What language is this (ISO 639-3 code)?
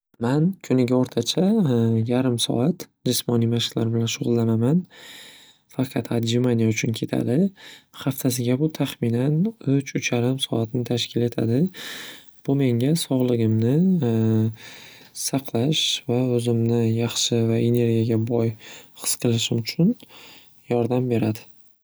uzb